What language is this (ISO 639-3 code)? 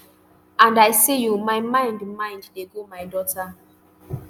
pcm